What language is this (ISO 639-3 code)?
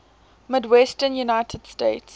eng